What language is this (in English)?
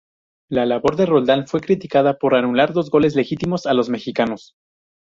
Spanish